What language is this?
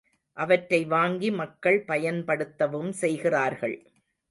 Tamil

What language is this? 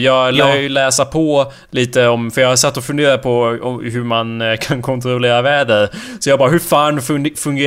Swedish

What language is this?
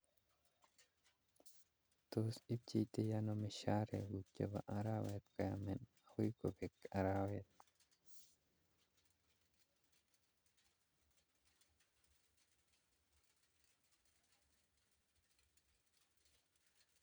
Kalenjin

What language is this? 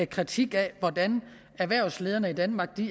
Danish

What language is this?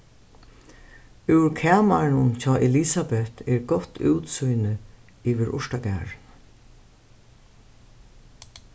Faroese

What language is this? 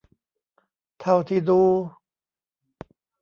Thai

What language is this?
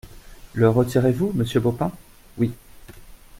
French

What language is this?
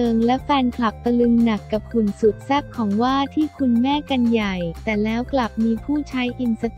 Thai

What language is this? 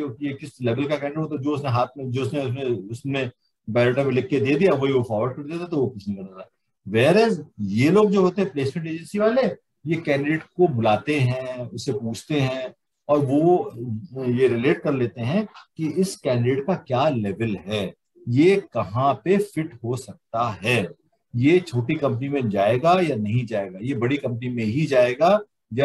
Hindi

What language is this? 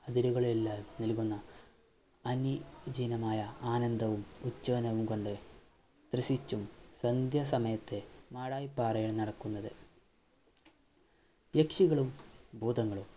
Malayalam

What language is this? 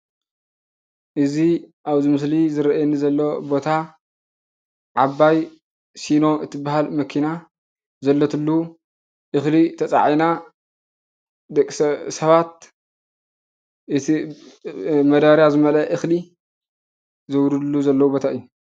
Tigrinya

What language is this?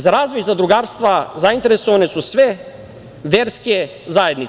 Serbian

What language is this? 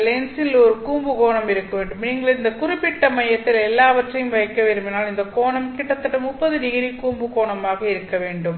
Tamil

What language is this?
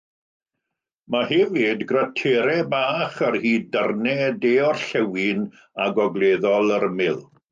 Welsh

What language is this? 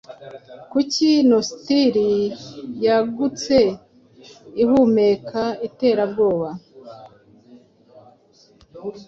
Kinyarwanda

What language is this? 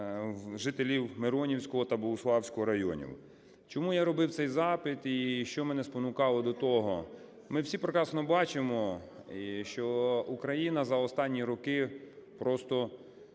Ukrainian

